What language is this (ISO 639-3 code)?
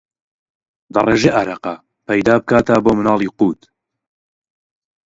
ckb